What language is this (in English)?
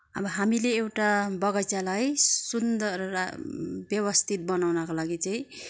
Nepali